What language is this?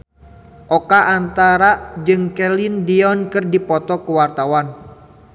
Sundanese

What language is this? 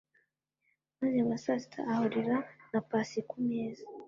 Kinyarwanda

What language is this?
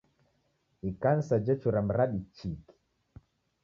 Taita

